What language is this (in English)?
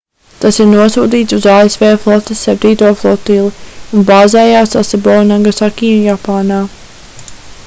Latvian